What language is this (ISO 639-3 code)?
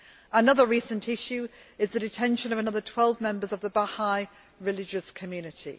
eng